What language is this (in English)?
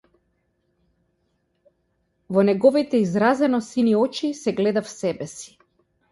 Macedonian